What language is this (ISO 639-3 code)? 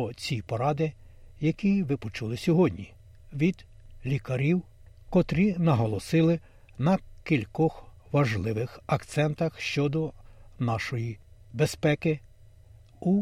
ukr